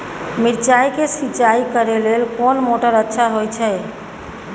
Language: Maithili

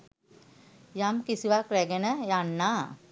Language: Sinhala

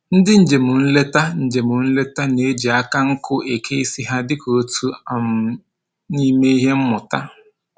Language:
Igbo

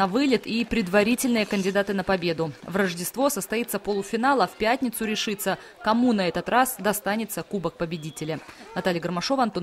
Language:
Russian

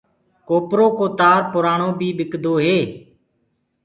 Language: Gurgula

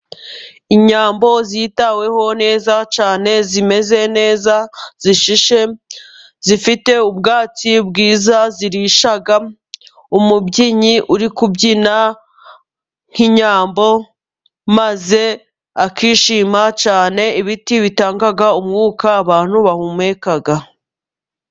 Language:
Kinyarwanda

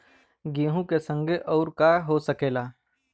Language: Bhojpuri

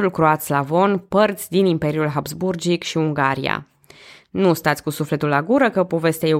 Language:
Romanian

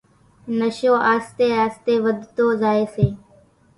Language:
Kachi Koli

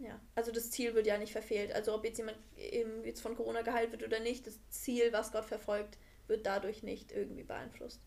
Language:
German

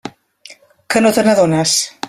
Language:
Catalan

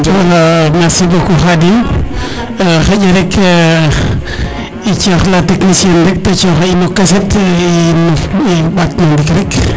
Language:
Serer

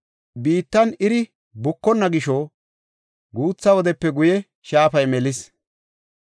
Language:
Gofa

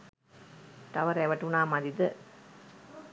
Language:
Sinhala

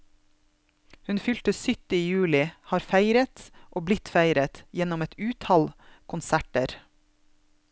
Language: Norwegian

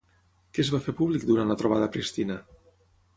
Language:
Catalan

